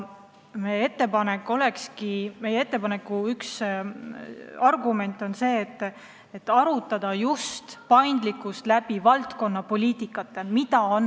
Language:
Estonian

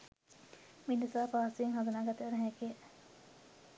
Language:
Sinhala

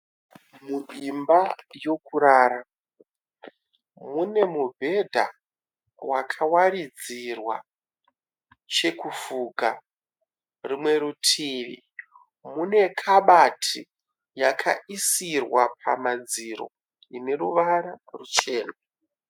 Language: Shona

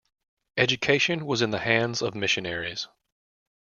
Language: English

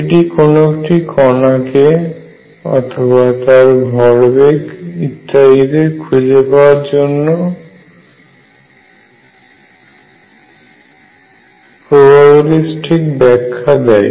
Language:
Bangla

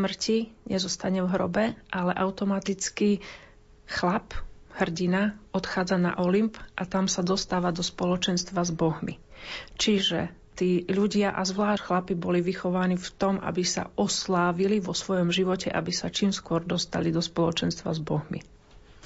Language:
Slovak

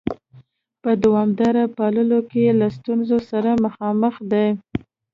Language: Pashto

